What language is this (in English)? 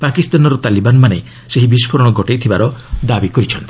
Odia